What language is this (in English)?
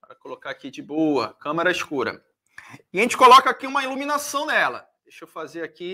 Portuguese